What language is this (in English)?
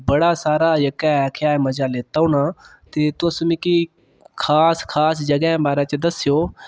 Dogri